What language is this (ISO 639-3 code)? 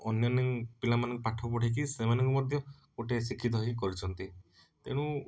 ori